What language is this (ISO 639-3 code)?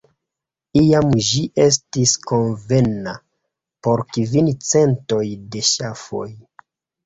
epo